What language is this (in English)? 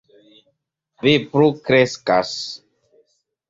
Esperanto